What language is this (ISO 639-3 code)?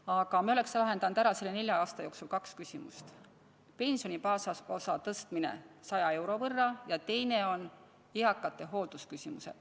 est